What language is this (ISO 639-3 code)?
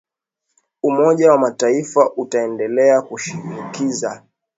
swa